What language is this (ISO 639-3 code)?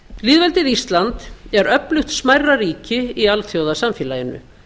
isl